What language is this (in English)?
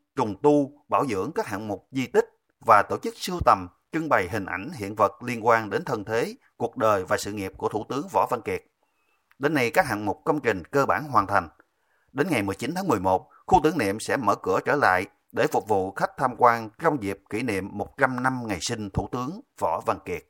Vietnamese